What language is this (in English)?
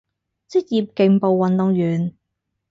Cantonese